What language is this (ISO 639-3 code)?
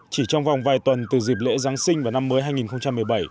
vie